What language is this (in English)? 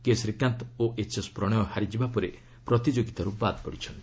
Odia